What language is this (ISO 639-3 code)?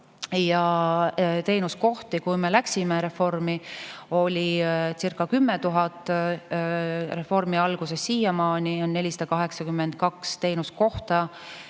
est